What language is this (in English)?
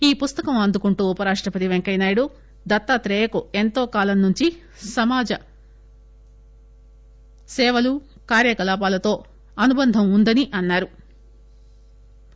Telugu